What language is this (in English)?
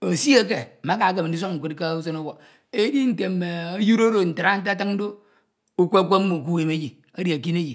Ito